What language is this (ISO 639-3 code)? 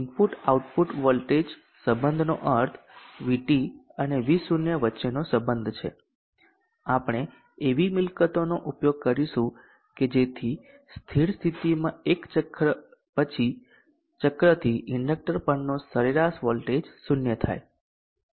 guj